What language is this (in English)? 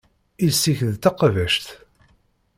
Kabyle